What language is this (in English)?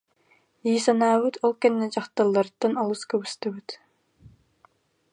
Yakut